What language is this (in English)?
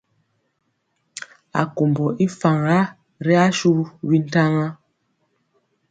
Mpiemo